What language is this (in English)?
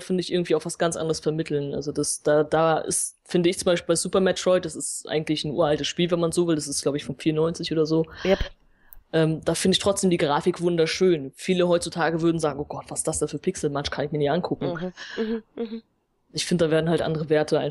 German